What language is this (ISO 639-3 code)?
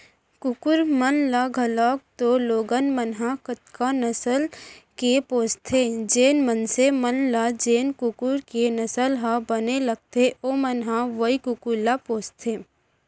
hne